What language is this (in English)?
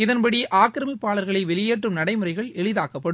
Tamil